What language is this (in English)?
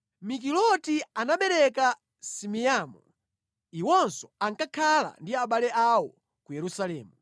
Nyanja